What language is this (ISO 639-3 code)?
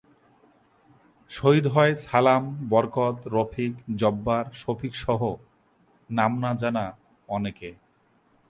ben